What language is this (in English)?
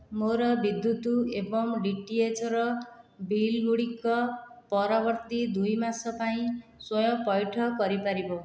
Odia